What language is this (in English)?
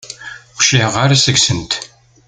Kabyle